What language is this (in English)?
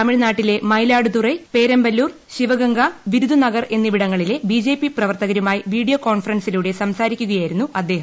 Malayalam